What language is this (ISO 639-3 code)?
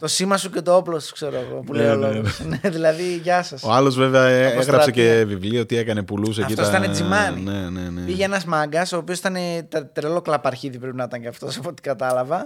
ell